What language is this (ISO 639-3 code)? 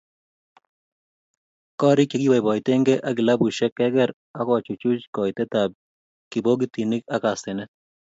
kln